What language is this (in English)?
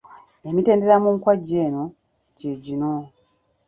Ganda